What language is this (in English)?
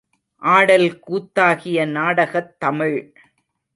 Tamil